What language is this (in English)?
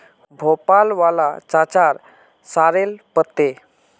Magahi